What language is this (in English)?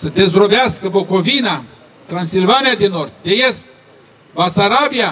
Romanian